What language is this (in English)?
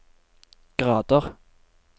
Norwegian